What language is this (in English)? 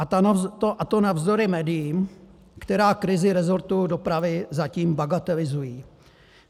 Czech